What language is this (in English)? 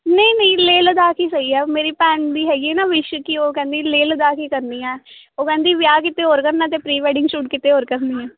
Punjabi